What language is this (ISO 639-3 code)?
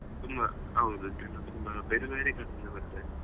kan